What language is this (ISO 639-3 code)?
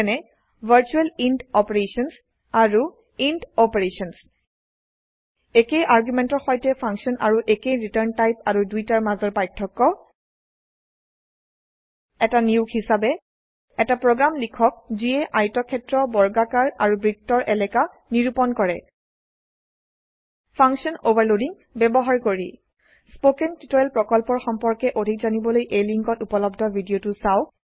asm